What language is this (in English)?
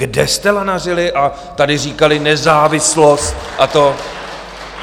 Czech